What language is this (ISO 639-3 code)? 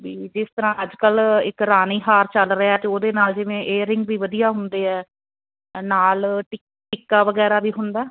pan